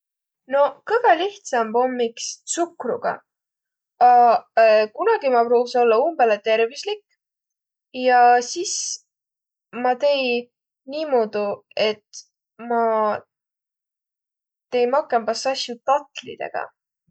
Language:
Võro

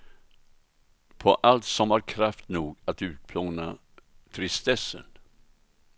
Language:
Swedish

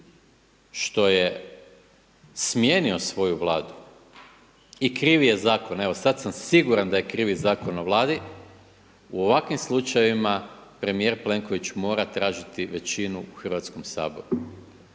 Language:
Croatian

